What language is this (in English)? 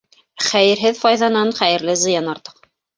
Bashkir